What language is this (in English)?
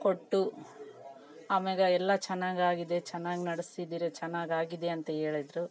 Kannada